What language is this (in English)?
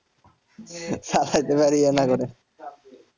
Bangla